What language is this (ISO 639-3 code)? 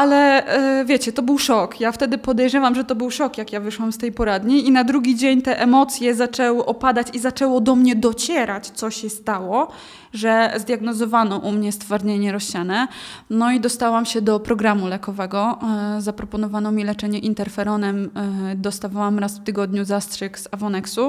pol